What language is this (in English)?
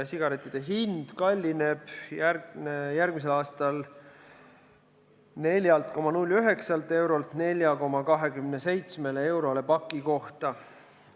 Estonian